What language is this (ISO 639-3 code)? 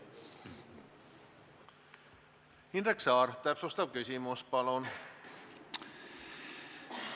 est